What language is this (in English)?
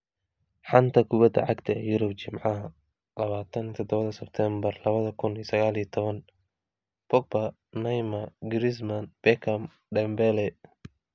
Somali